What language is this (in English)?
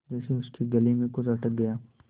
Hindi